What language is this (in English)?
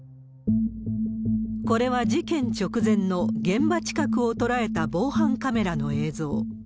Japanese